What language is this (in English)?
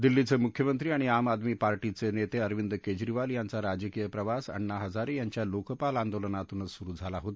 Marathi